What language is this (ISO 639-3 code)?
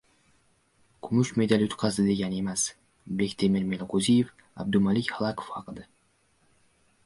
uzb